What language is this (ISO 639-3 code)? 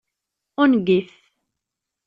kab